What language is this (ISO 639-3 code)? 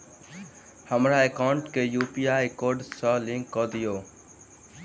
mai